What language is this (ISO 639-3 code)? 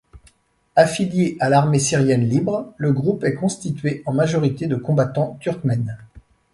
fra